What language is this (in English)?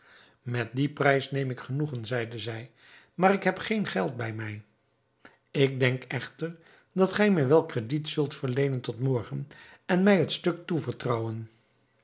Dutch